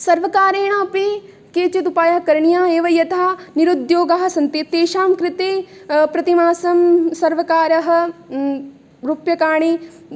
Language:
Sanskrit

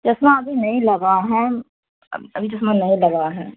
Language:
Urdu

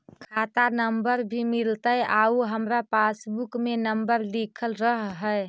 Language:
Magahi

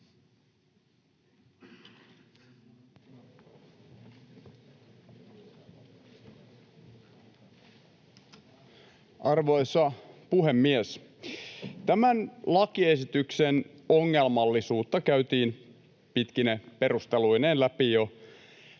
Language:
Finnish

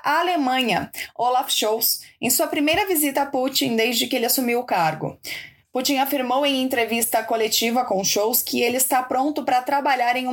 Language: Portuguese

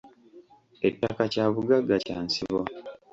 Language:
Ganda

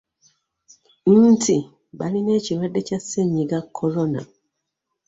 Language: Ganda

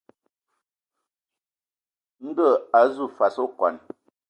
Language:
Ewondo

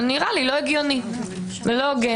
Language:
Hebrew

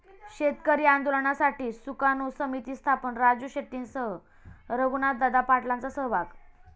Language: Marathi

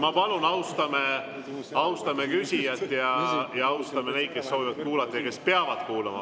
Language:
Estonian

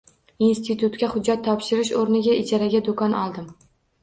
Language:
Uzbek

